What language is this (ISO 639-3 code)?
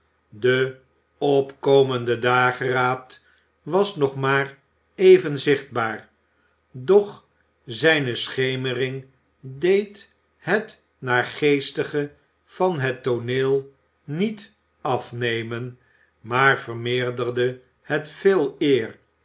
nld